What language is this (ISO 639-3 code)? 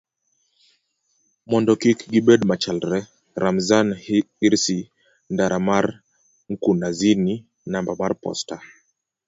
luo